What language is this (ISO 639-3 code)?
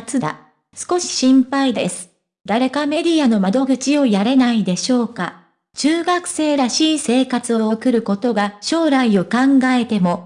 jpn